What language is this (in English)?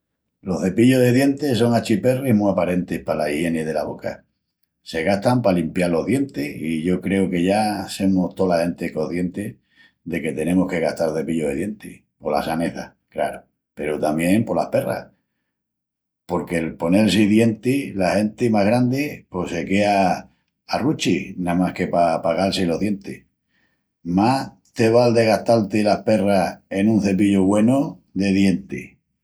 Extremaduran